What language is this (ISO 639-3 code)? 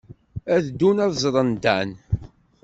kab